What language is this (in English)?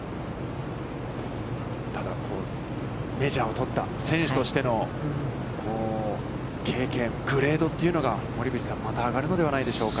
Japanese